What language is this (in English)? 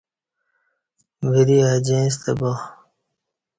Kati